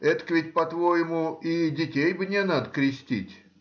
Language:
Russian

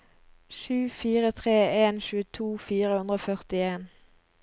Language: Norwegian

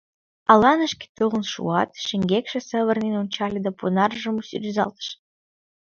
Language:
Mari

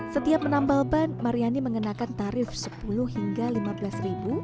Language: Indonesian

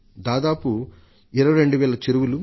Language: Telugu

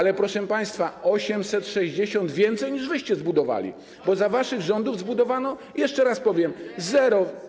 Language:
Polish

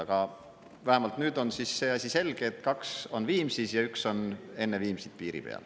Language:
Estonian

